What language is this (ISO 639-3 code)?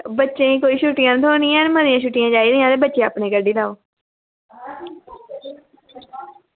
doi